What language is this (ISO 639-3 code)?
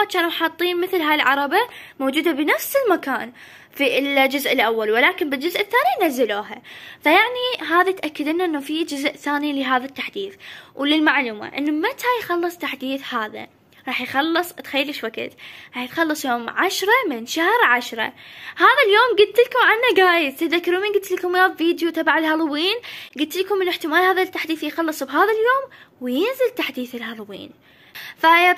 ara